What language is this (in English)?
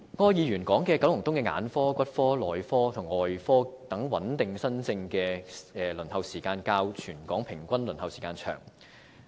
Cantonese